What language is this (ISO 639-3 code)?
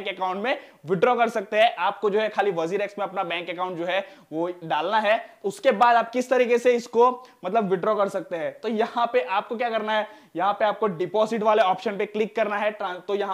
hin